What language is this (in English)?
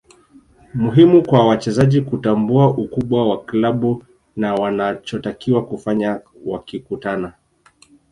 Swahili